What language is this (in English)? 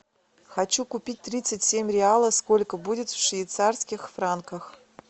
Russian